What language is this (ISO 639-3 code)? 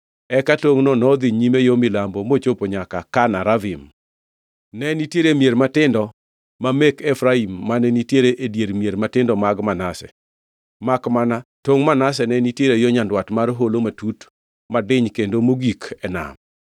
luo